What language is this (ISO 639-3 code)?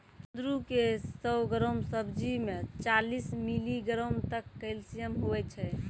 mai